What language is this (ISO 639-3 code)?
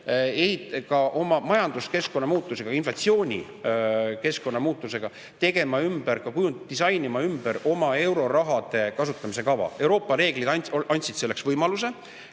est